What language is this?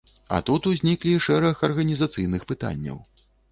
Belarusian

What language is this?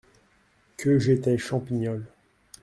French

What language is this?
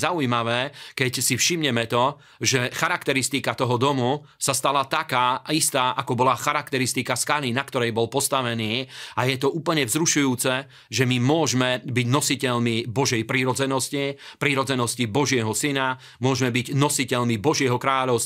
Slovak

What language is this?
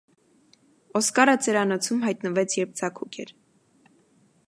Armenian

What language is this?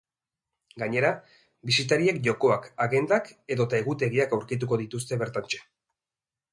Basque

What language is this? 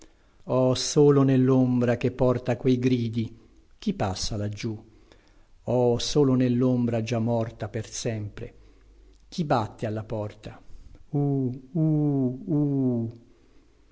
Italian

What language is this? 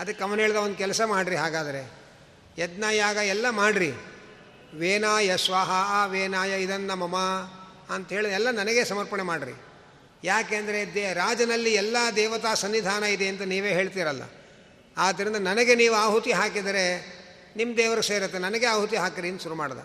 Kannada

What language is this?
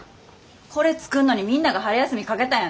Japanese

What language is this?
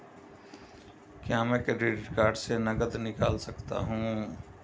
Hindi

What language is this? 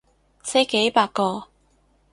Cantonese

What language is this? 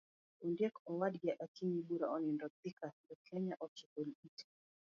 Luo (Kenya and Tanzania)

